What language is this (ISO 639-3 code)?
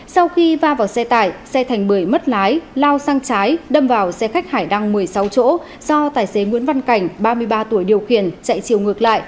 vie